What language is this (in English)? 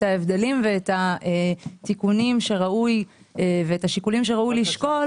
Hebrew